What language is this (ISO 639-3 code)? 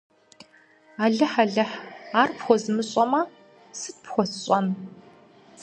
kbd